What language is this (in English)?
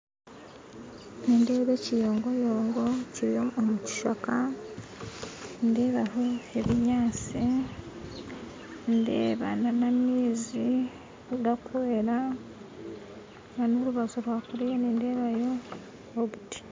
Nyankole